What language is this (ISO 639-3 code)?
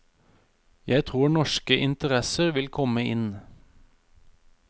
nor